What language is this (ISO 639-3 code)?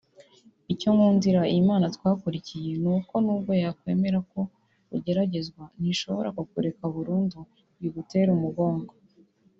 kin